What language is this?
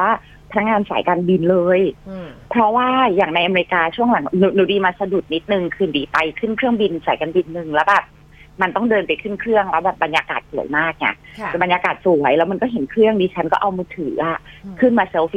Thai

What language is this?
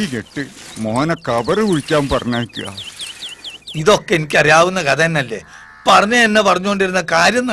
Arabic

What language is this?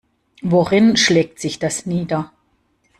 German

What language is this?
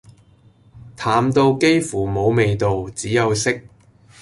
Cantonese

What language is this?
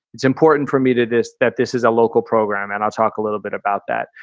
English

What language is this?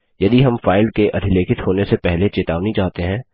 Hindi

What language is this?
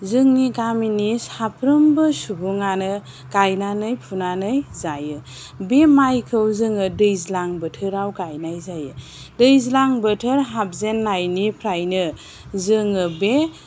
Bodo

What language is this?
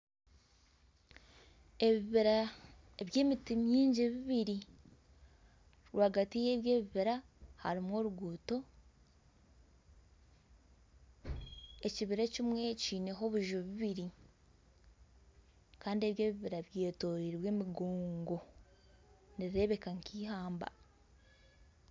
Nyankole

